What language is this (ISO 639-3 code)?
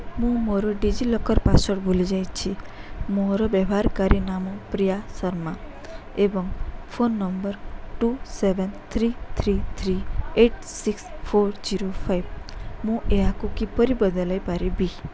ori